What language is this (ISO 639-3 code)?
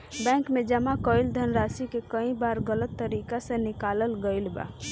bho